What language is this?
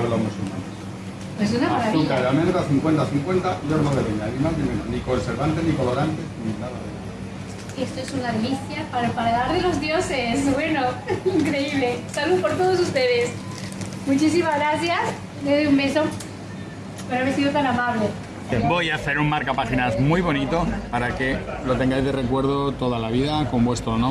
Spanish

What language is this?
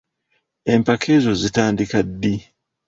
Ganda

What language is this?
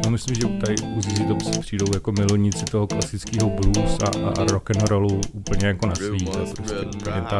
Czech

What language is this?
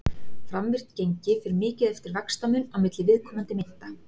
Icelandic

